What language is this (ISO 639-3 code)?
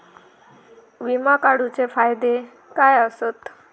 mar